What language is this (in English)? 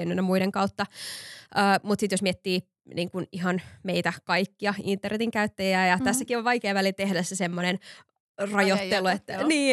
Finnish